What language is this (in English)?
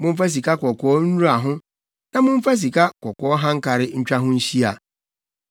Akan